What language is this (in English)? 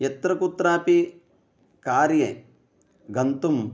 Sanskrit